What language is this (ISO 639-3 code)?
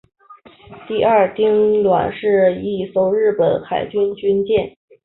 zho